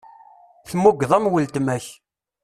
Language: Kabyle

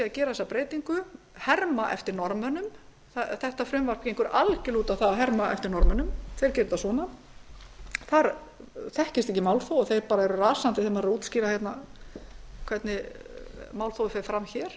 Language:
Icelandic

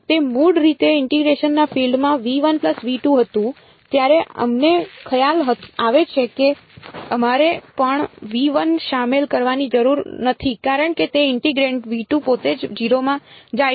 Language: Gujarati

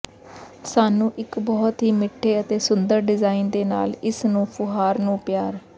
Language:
Punjabi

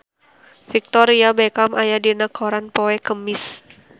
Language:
Sundanese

